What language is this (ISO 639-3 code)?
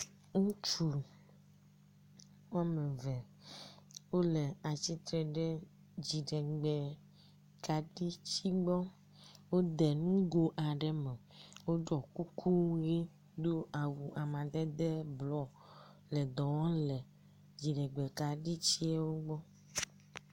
ewe